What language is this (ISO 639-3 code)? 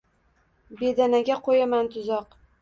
uzb